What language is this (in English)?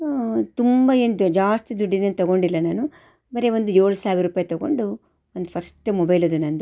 Kannada